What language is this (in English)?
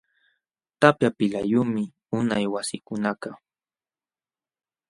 Jauja Wanca Quechua